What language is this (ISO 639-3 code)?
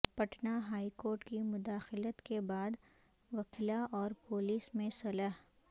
urd